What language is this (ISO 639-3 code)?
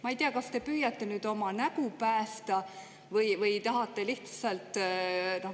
est